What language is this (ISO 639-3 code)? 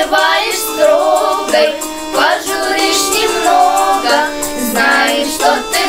rus